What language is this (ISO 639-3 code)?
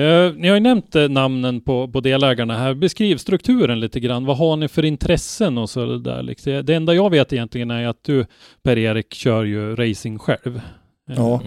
swe